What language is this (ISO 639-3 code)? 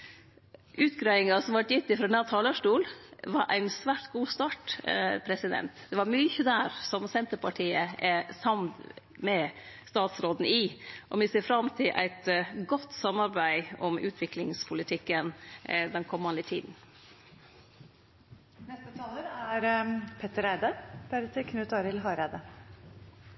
nor